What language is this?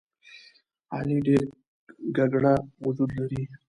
Pashto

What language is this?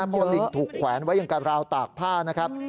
Thai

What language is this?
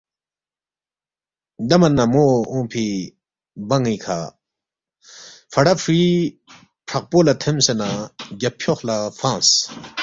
Balti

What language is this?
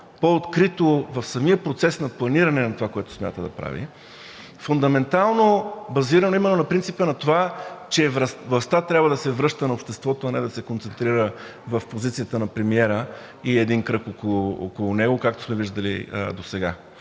Bulgarian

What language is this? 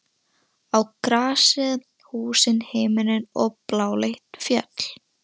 Icelandic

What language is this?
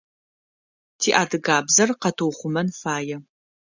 Adyghe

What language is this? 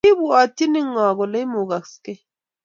Kalenjin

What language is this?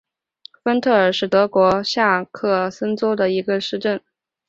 Chinese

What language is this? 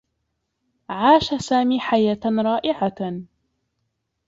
Arabic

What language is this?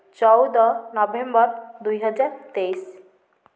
Odia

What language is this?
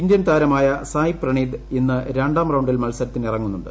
Malayalam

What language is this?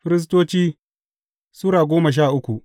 Hausa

